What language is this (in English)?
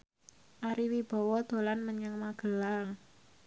Javanese